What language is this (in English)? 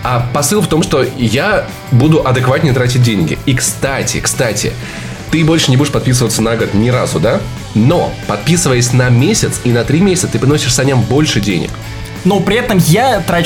Russian